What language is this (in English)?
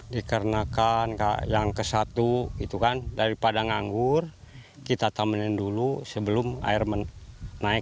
Indonesian